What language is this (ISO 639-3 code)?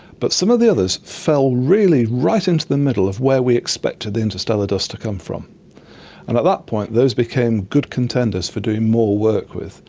eng